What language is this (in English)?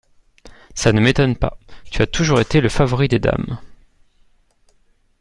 French